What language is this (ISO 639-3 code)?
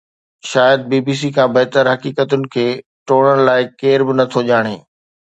snd